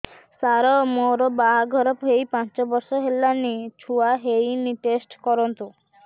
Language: Odia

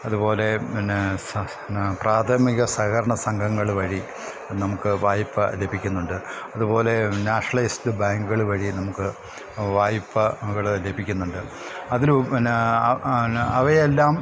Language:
Malayalam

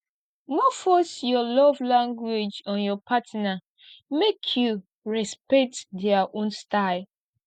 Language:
Nigerian Pidgin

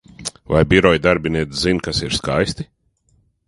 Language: Latvian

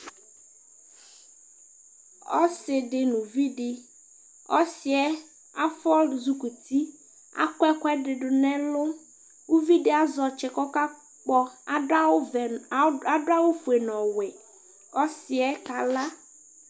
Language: Ikposo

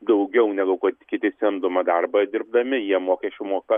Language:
Lithuanian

